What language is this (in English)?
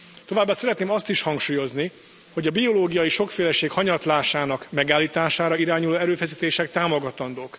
Hungarian